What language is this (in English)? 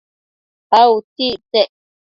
Matsés